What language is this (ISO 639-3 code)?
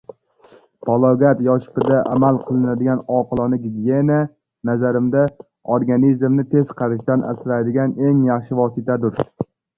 uzb